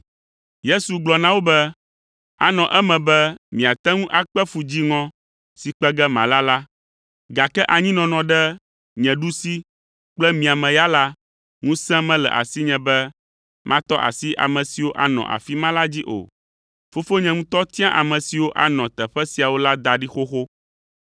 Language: Ewe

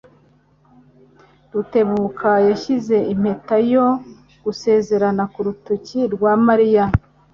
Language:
Kinyarwanda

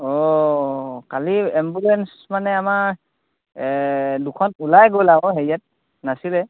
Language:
Assamese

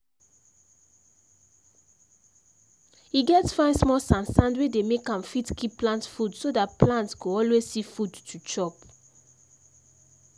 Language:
Nigerian Pidgin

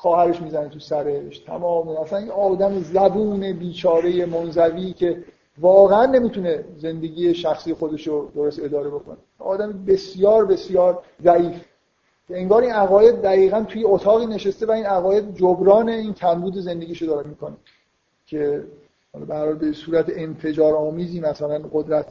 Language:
Persian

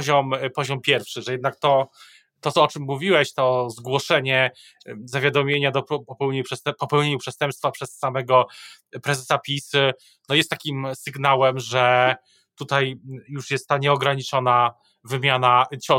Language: Polish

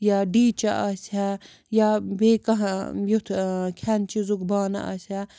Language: Kashmiri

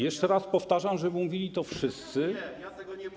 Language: Polish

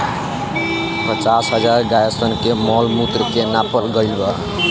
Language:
Bhojpuri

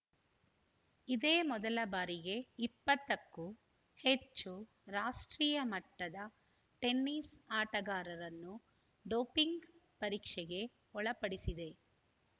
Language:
Kannada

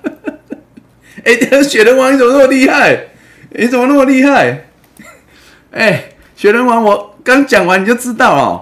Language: Chinese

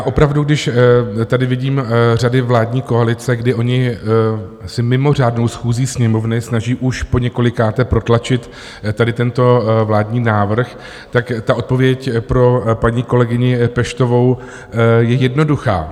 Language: Czech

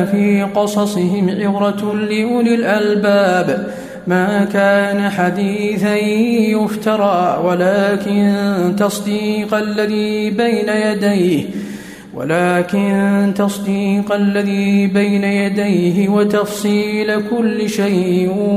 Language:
Arabic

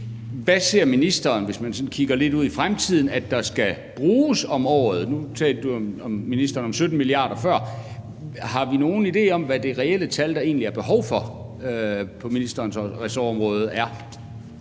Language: Danish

